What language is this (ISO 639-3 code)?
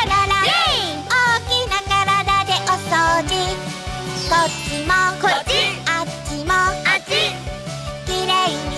jpn